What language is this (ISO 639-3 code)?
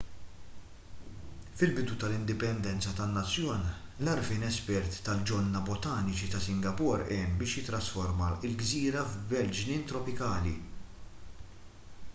mlt